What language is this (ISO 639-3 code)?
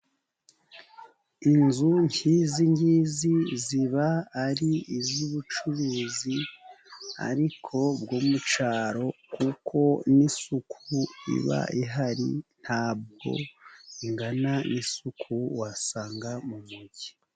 kin